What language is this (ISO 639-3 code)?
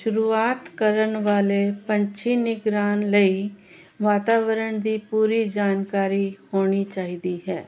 pan